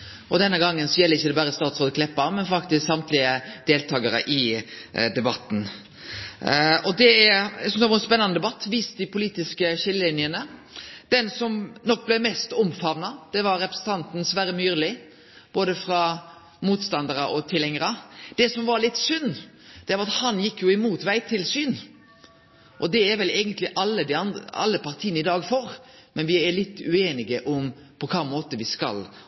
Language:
Norwegian Nynorsk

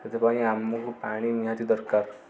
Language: Odia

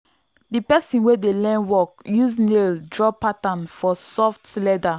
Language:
Nigerian Pidgin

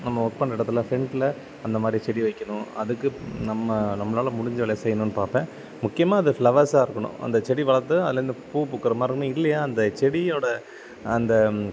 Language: Tamil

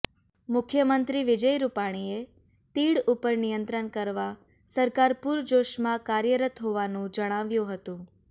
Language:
Gujarati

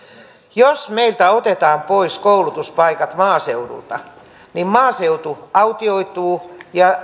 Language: Finnish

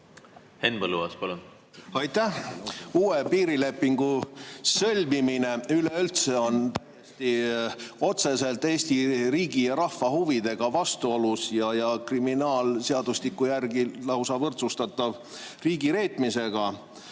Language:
Estonian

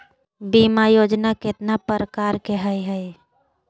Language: Magahi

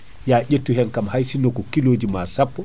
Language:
Fula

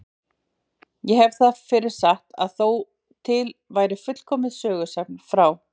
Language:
Icelandic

